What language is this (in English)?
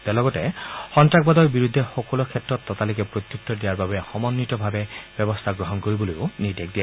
Assamese